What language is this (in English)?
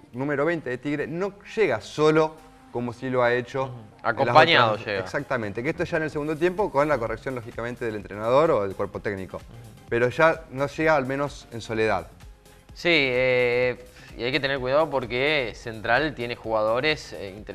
Spanish